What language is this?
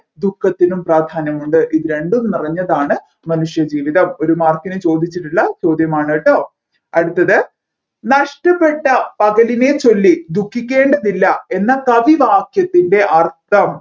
Malayalam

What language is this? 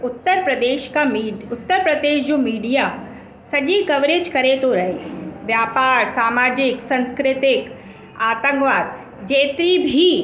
Sindhi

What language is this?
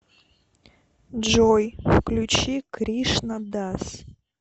Russian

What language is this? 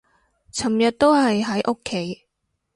Cantonese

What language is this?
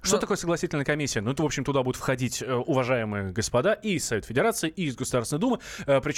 Russian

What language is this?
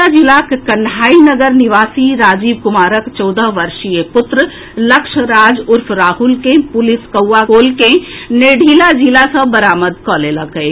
Maithili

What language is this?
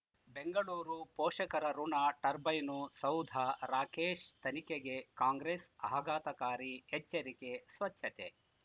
Kannada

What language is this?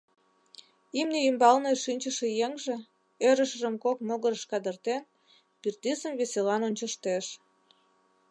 Mari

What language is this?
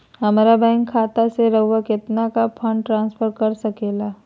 Magahi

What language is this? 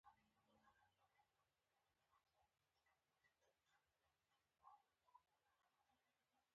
Pashto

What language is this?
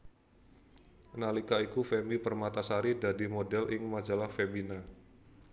Javanese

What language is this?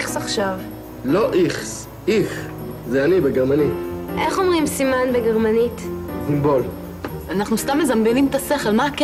Hebrew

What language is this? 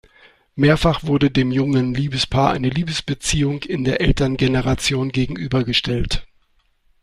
German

